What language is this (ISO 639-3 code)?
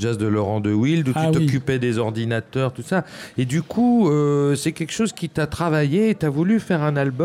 fra